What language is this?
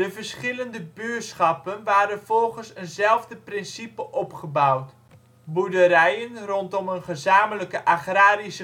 Dutch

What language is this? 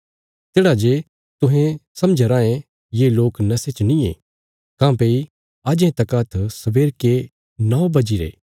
Bilaspuri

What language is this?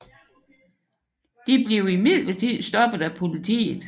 Danish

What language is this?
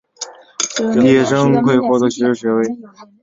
Chinese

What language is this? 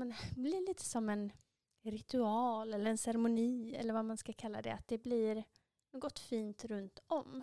Swedish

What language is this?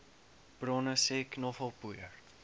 Afrikaans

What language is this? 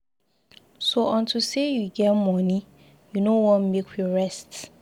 Nigerian Pidgin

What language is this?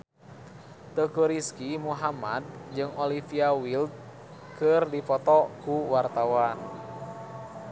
Sundanese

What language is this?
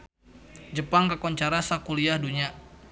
Sundanese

